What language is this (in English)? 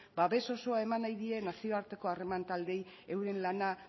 Basque